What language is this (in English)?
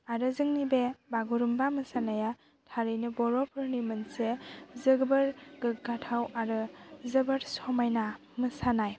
Bodo